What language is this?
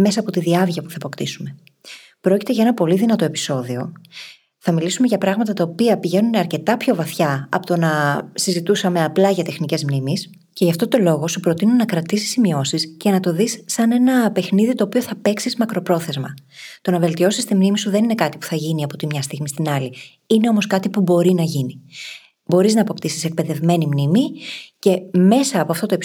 Greek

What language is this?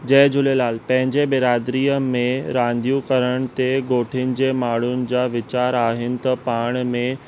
Sindhi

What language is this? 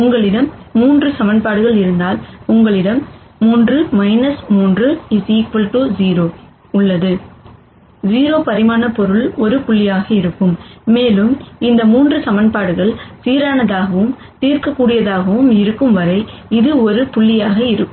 Tamil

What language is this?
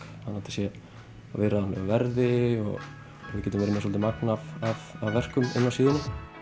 Icelandic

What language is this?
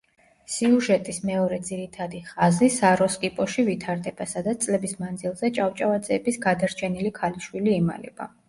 Georgian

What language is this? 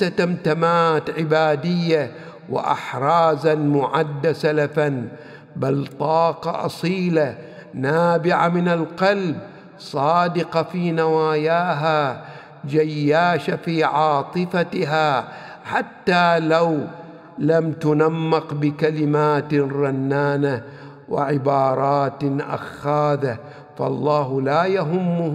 Arabic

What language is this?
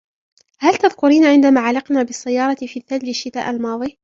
Arabic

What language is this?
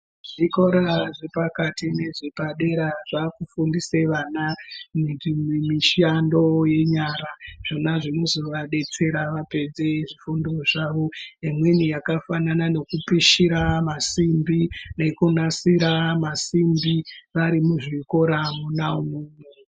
Ndau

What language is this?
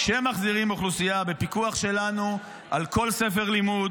Hebrew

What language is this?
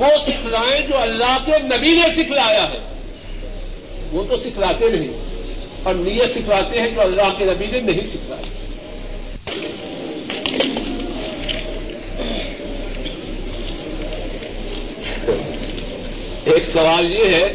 Urdu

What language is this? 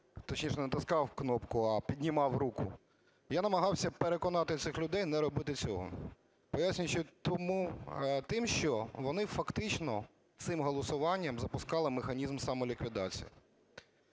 Ukrainian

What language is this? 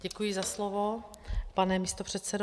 Czech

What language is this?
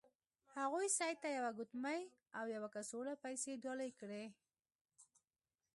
Pashto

